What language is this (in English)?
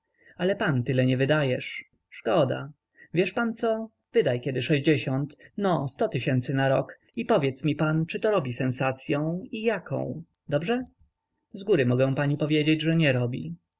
Polish